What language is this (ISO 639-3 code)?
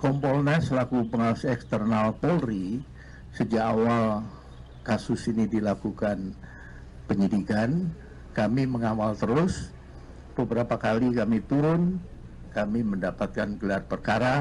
ind